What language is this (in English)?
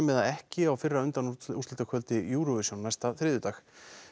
Icelandic